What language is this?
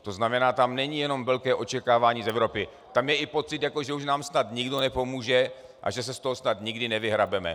Czech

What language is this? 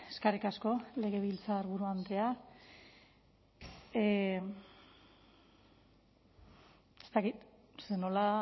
Basque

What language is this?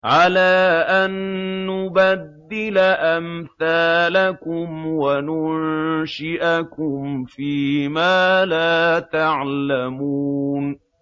Arabic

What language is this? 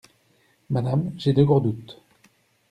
French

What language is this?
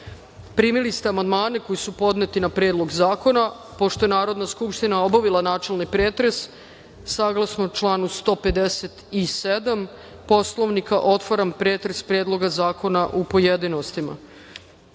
Serbian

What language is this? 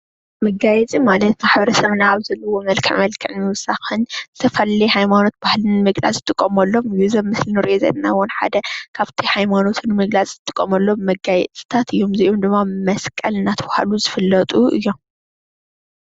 Tigrinya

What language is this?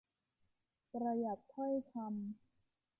Thai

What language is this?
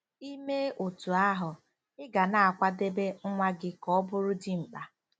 Igbo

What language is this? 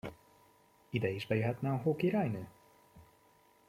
Hungarian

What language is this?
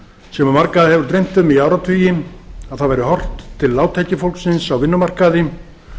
Icelandic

